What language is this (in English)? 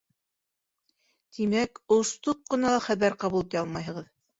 Bashkir